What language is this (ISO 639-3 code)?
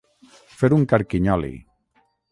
cat